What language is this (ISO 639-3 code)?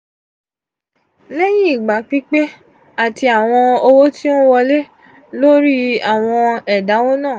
yor